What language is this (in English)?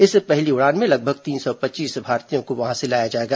Hindi